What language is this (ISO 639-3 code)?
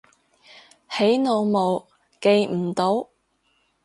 yue